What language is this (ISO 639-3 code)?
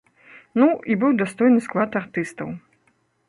bel